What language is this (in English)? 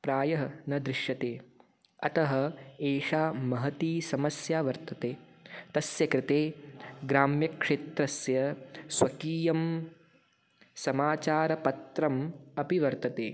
Sanskrit